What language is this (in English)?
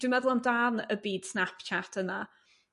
Welsh